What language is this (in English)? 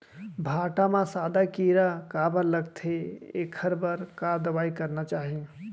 Chhattisgarhi